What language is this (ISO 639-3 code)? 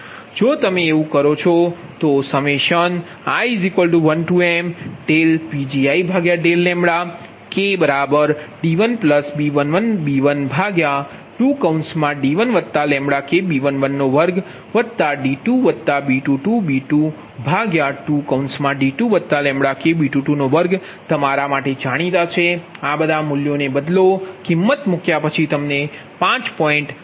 guj